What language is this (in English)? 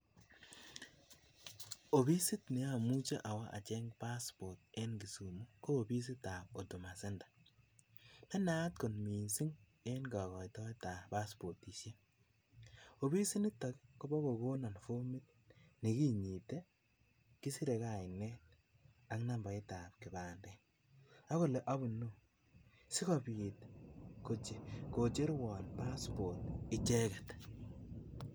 Kalenjin